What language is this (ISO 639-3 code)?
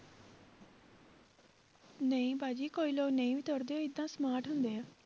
pan